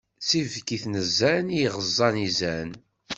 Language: Kabyle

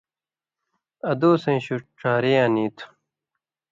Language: Indus Kohistani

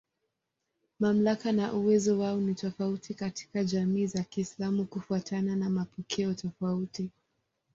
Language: Swahili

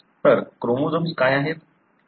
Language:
Marathi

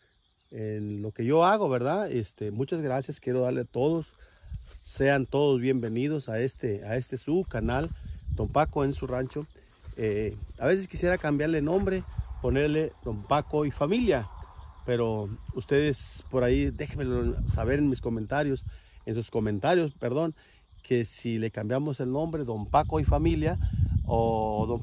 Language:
Spanish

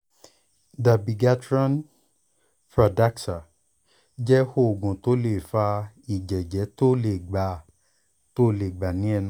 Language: Yoruba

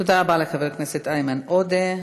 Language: Hebrew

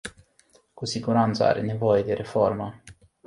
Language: Romanian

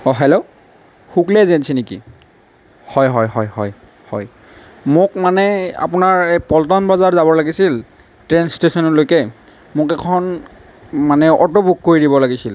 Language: Assamese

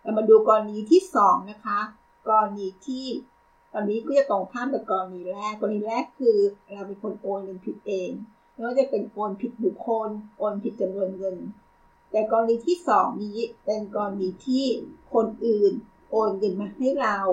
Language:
Thai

